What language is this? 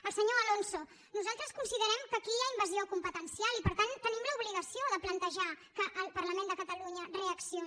Catalan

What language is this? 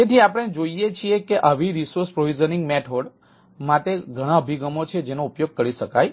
Gujarati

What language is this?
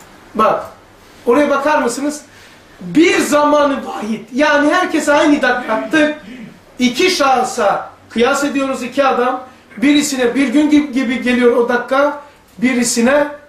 Turkish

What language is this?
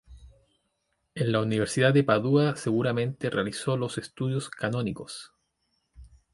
Spanish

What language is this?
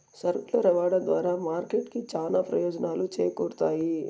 Telugu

